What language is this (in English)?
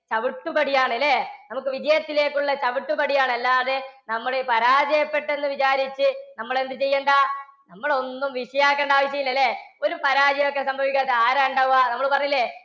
Malayalam